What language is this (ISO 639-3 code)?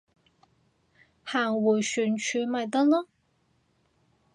yue